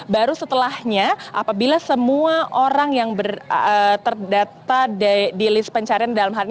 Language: Indonesian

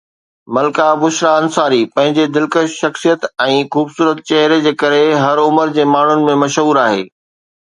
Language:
Sindhi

